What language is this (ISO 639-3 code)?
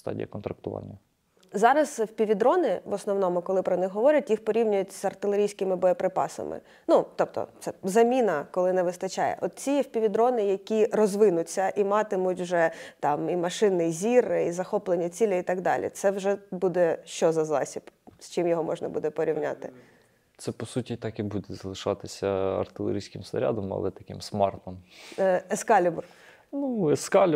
ukr